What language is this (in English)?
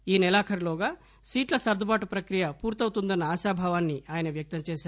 Telugu